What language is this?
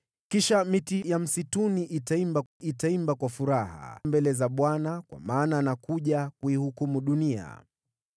Swahili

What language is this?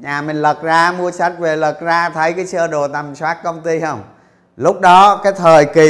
Vietnamese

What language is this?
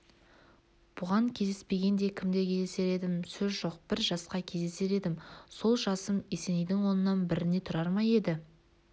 Kazakh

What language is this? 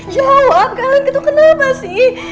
Indonesian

